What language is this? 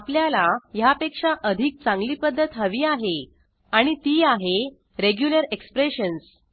Marathi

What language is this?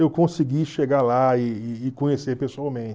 Portuguese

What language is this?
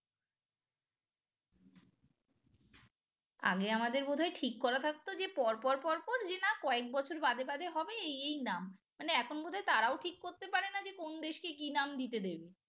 Bangla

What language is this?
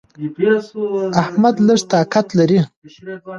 Pashto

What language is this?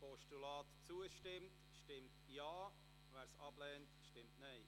Swiss German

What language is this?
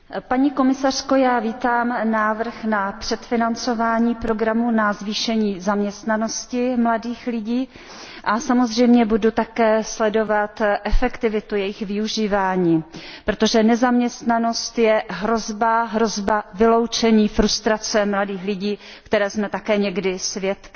Czech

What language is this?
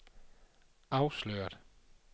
Danish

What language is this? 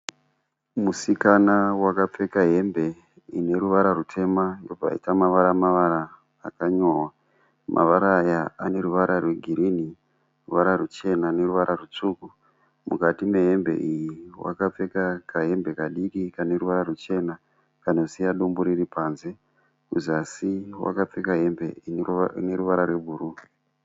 Shona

